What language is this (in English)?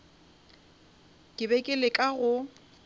Northern Sotho